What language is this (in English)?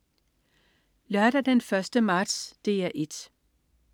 Danish